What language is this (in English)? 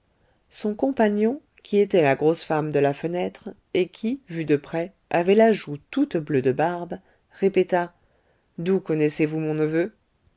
French